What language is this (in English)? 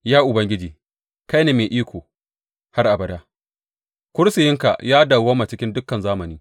Hausa